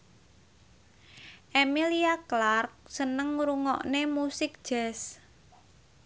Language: Javanese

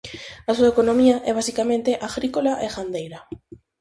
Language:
Galician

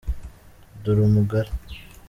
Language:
Kinyarwanda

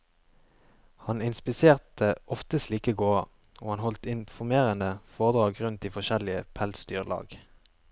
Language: Norwegian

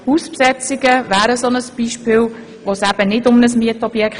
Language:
Swiss German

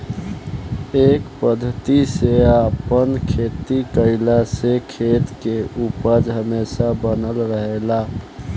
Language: Bhojpuri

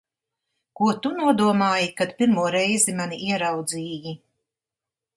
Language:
Latvian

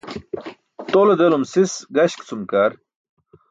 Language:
Burushaski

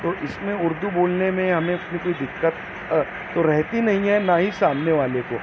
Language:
Urdu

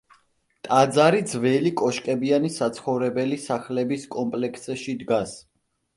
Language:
Georgian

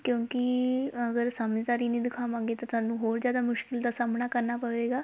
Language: Punjabi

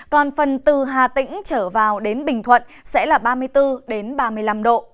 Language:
Vietnamese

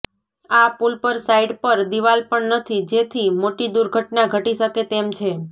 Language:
Gujarati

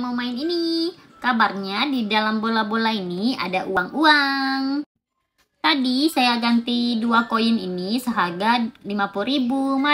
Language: Indonesian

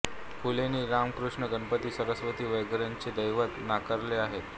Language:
Marathi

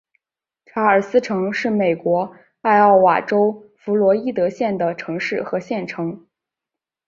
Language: Chinese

